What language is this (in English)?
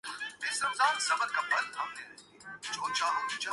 Urdu